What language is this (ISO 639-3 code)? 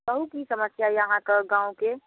mai